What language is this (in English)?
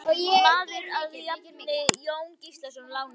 Icelandic